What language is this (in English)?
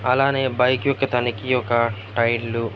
Telugu